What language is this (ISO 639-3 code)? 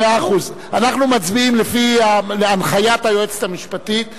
heb